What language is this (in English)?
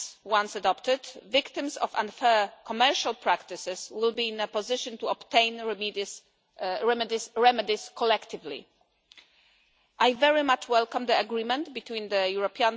English